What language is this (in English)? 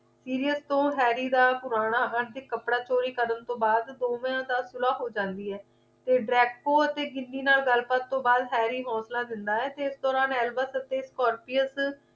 Punjabi